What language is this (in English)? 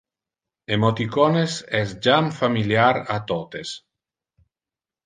Interlingua